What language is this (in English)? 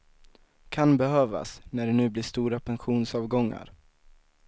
Swedish